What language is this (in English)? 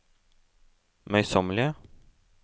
Norwegian